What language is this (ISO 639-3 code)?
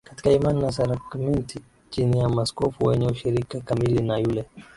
swa